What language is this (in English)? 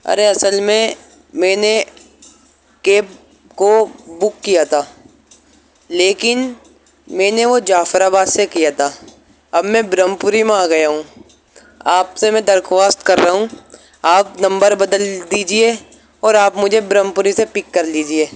Urdu